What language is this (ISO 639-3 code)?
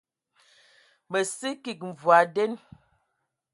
ewo